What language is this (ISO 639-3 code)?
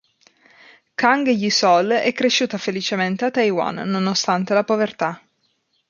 ita